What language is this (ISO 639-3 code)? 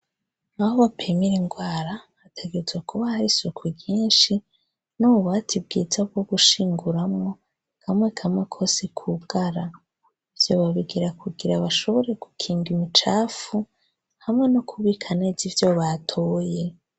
run